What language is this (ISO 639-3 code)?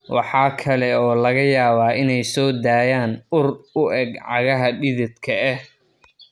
som